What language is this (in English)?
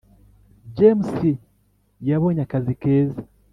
Kinyarwanda